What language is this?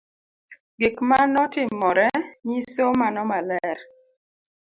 Luo (Kenya and Tanzania)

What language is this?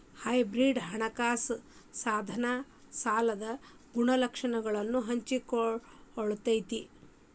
Kannada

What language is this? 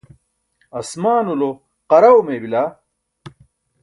Burushaski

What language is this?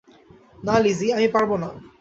Bangla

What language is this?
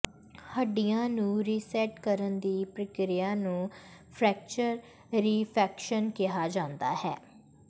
Punjabi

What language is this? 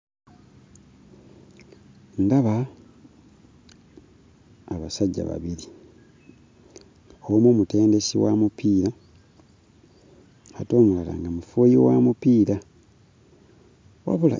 Ganda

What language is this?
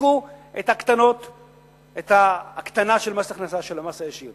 Hebrew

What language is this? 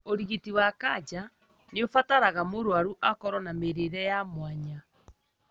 Kikuyu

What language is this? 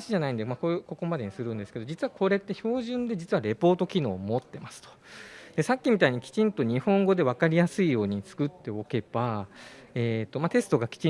Japanese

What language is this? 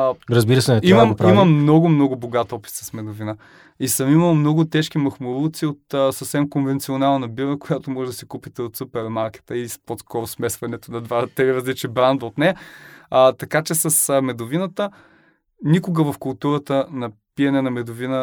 Bulgarian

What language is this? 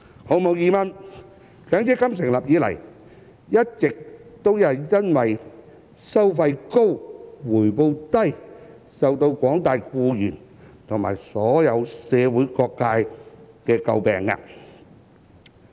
Cantonese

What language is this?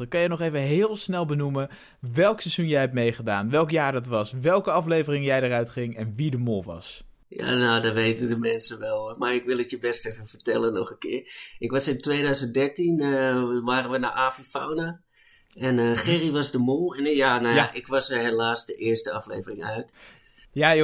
Dutch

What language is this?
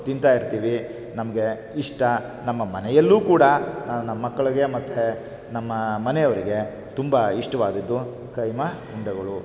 Kannada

